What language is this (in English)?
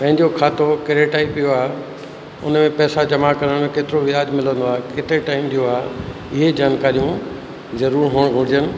Sindhi